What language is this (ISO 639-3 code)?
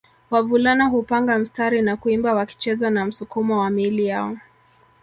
swa